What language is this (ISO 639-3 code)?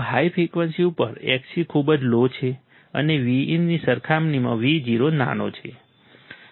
guj